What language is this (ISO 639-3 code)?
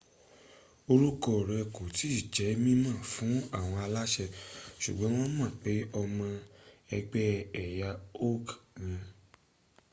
yor